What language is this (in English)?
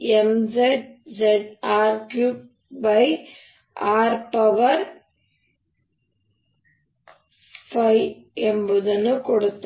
Kannada